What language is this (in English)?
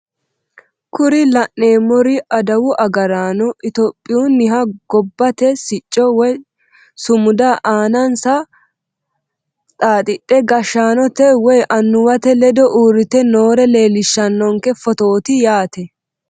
Sidamo